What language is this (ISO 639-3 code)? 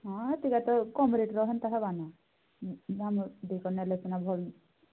ori